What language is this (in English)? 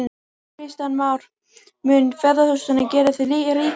Icelandic